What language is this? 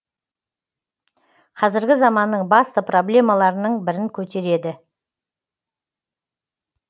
Kazakh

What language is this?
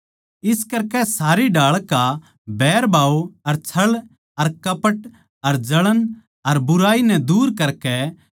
Haryanvi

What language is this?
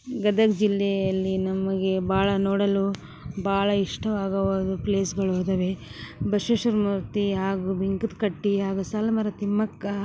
Kannada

